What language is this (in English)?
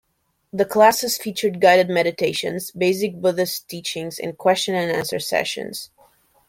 English